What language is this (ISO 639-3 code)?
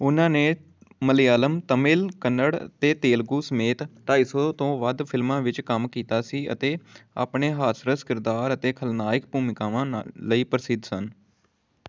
pan